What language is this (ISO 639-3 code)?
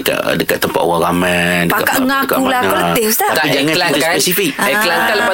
msa